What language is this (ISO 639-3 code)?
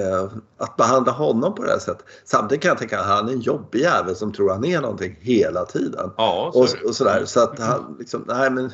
swe